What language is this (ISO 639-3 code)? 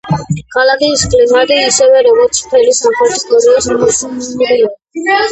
kat